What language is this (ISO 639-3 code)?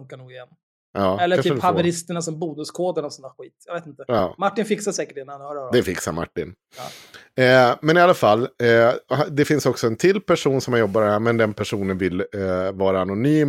swe